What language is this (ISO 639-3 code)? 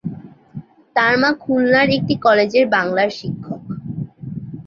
ben